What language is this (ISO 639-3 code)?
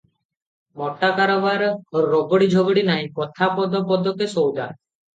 ori